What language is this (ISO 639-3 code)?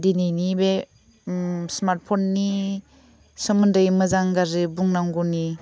brx